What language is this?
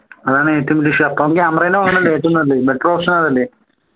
Malayalam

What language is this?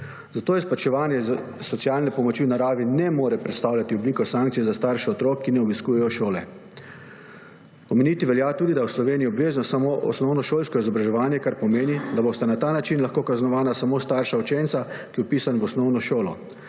Slovenian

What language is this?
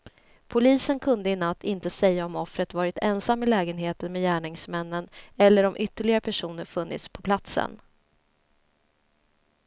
Swedish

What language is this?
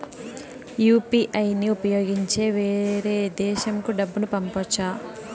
Telugu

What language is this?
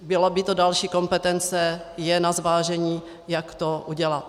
Czech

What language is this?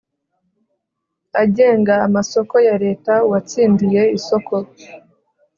Kinyarwanda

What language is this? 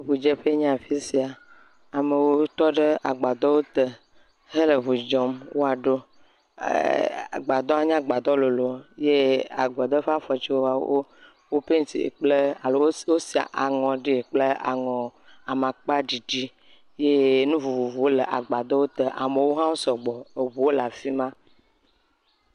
Ewe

